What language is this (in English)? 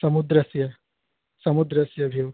Sanskrit